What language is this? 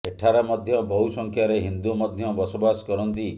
Odia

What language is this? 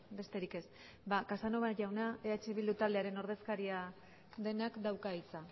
Basque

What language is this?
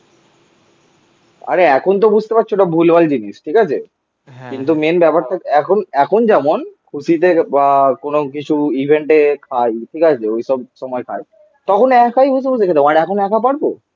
Bangla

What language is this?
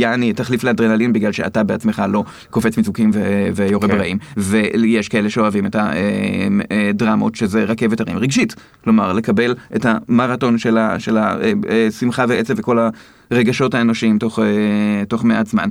Hebrew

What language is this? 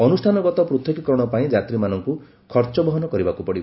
Odia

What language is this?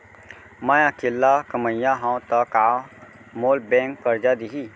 Chhattisgarhi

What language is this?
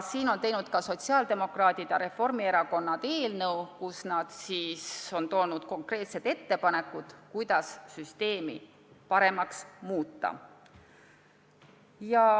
Estonian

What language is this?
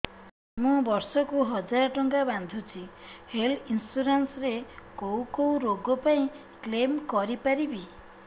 Odia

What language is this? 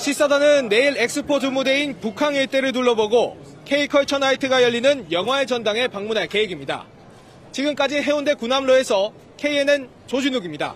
Korean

